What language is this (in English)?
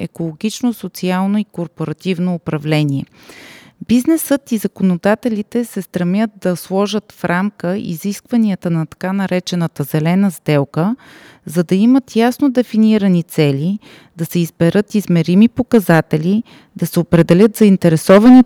Bulgarian